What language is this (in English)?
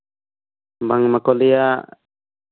Santali